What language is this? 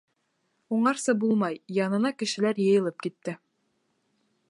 Bashkir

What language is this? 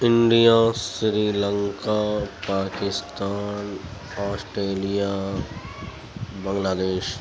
Urdu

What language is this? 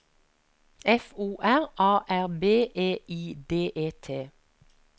Norwegian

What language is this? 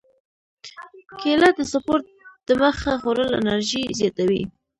Pashto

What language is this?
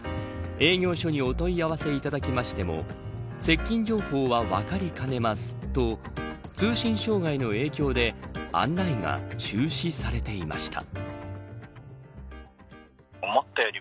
Japanese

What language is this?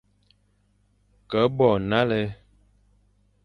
Fang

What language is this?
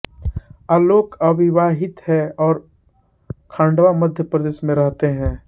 Hindi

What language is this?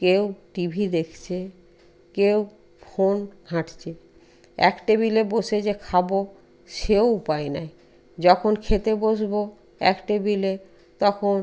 Bangla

